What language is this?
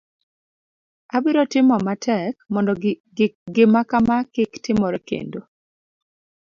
Luo (Kenya and Tanzania)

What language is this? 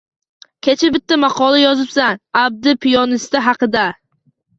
Uzbek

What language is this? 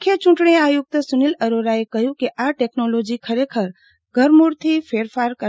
Gujarati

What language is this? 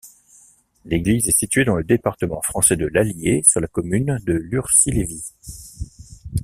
French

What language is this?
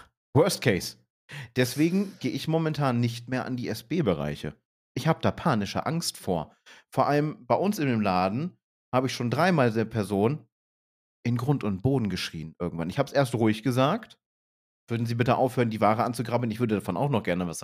German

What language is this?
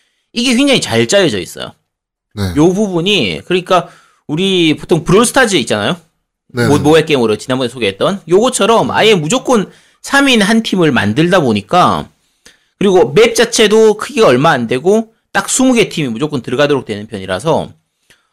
Korean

